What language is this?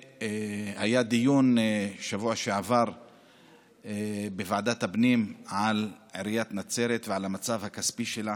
Hebrew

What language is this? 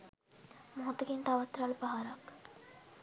Sinhala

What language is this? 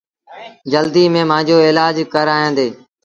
Sindhi Bhil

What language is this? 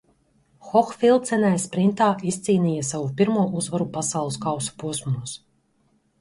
Latvian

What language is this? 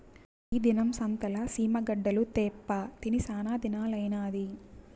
Telugu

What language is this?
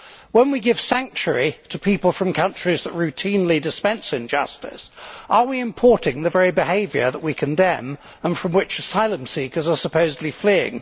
English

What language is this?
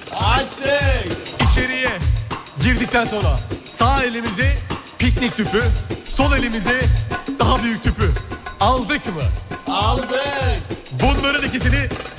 Turkish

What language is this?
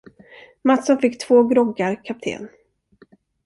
Swedish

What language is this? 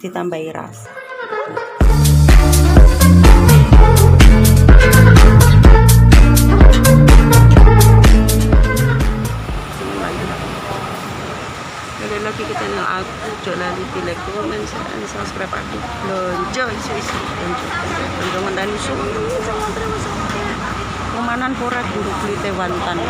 Indonesian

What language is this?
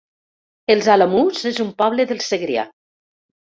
Catalan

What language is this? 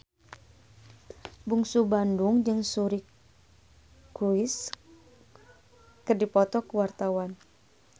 Sundanese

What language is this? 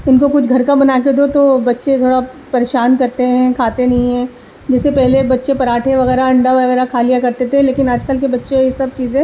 Urdu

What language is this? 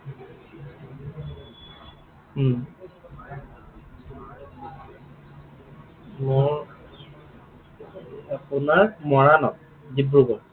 Assamese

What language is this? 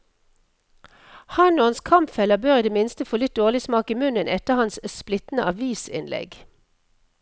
Norwegian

